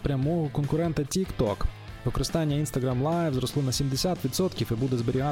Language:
Ukrainian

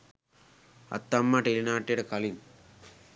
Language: Sinhala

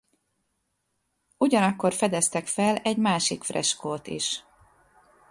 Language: Hungarian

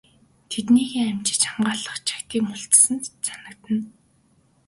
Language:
Mongolian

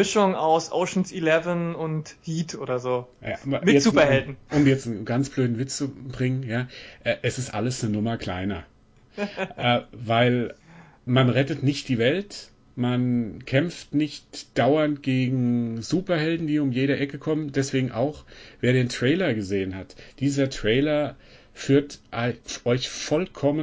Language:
German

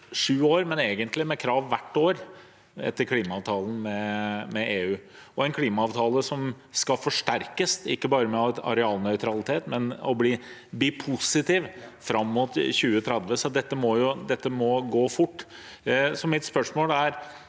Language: Norwegian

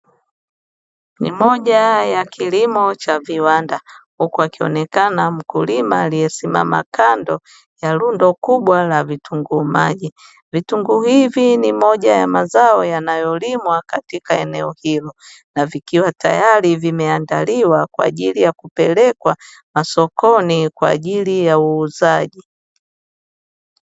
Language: Swahili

